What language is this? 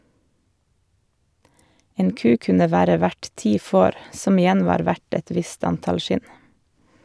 Norwegian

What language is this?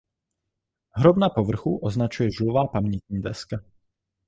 Czech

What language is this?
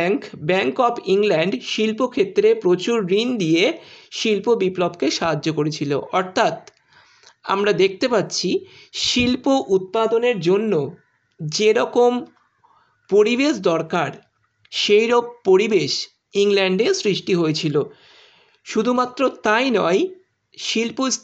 Bangla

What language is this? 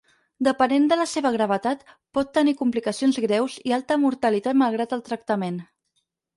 Catalan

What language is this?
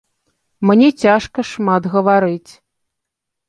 Belarusian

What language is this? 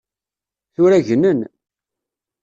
Kabyle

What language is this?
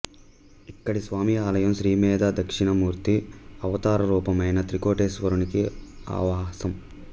Telugu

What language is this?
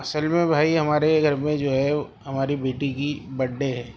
Urdu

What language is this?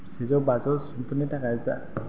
Bodo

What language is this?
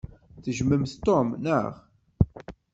Kabyle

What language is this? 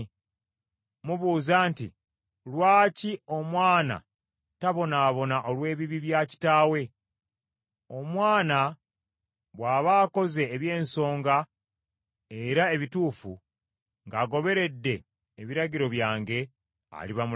Ganda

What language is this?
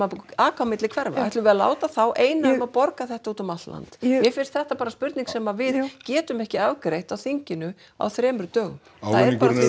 Icelandic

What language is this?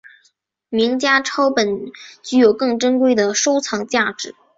Chinese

